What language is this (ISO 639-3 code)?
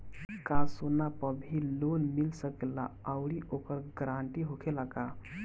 bho